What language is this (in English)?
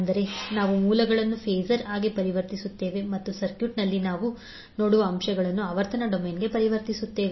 Kannada